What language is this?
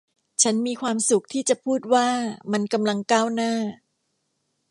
Thai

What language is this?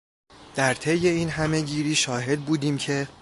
Persian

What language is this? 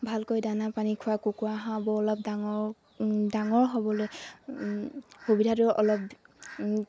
Assamese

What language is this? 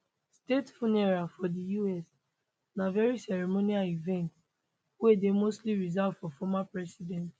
Nigerian Pidgin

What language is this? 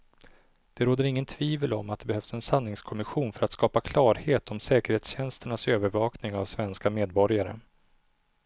Swedish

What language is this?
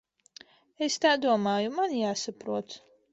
Latvian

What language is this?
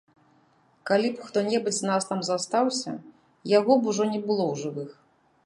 Belarusian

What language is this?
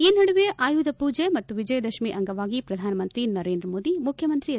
Kannada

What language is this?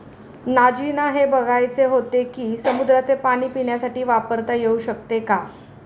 Marathi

